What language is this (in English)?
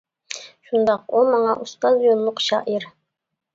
Uyghur